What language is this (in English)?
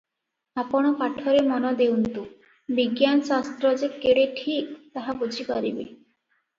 Odia